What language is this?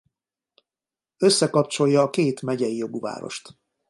Hungarian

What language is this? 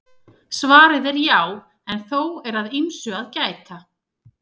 Icelandic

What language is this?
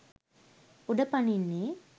Sinhala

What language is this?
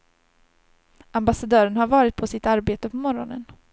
Swedish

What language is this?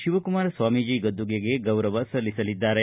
Kannada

